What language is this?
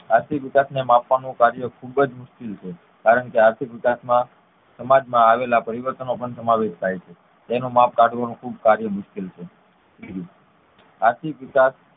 Gujarati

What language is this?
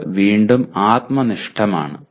Malayalam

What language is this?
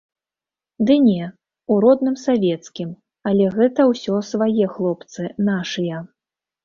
Belarusian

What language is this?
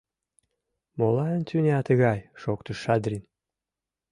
Mari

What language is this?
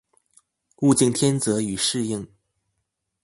Chinese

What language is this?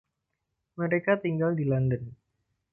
Indonesian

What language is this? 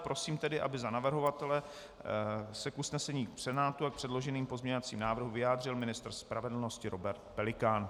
Czech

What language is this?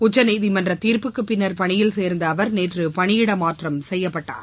Tamil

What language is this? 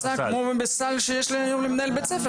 Hebrew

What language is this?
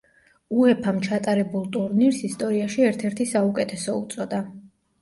Georgian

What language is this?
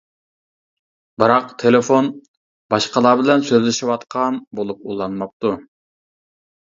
Uyghur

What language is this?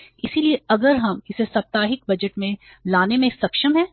Hindi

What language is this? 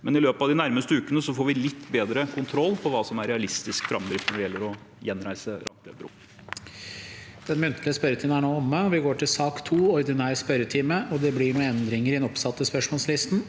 Norwegian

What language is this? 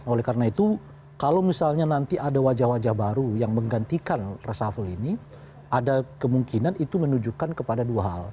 Indonesian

